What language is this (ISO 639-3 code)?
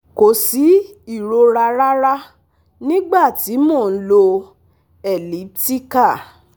yor